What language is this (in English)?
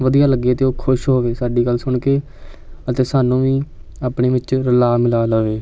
Punjabi